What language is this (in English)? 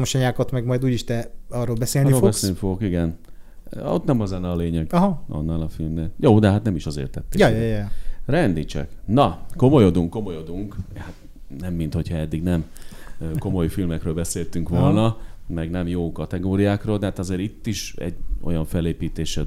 Hungarian